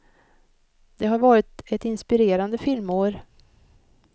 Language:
Swedish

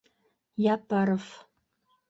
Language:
Bashkir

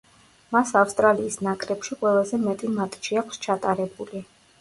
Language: Georgian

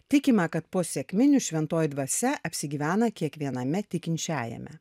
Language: Lithuanian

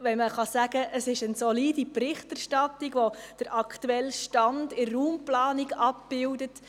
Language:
Swiss German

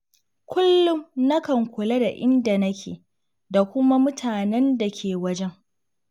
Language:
Hausa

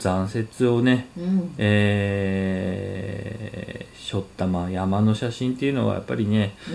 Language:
Japanese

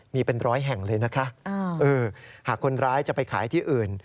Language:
Thai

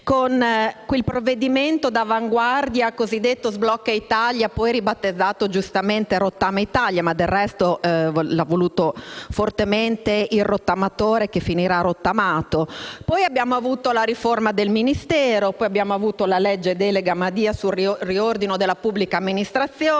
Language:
Italian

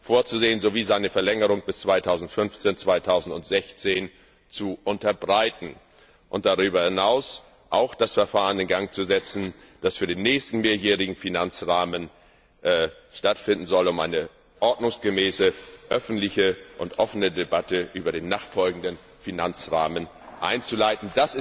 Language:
German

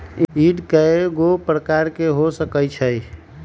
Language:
Magahi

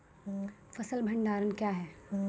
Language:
Maithili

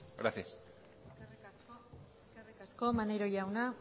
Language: Basque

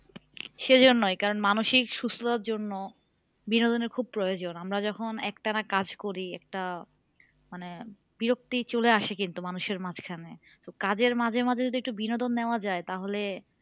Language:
Bangla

